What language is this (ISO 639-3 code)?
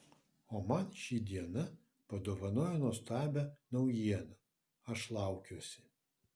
lit